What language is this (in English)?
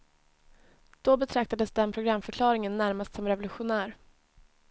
Swedish